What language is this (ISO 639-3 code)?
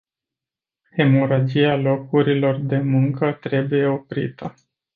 ron